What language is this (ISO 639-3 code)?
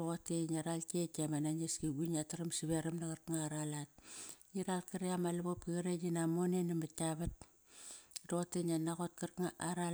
ckr